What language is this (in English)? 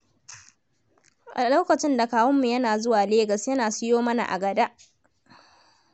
Hausa